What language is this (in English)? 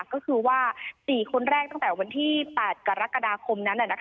Thai